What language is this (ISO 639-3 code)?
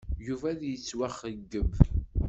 kab